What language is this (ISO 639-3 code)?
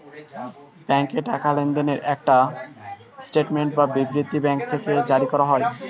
ben